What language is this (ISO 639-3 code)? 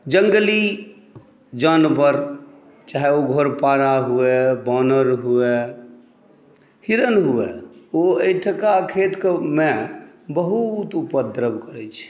mai